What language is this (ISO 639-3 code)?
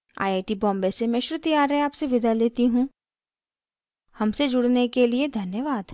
hin